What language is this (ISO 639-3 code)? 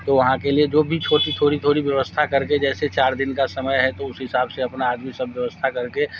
hin